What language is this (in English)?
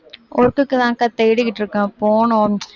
Tamil